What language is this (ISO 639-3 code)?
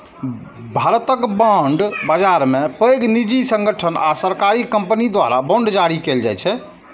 mai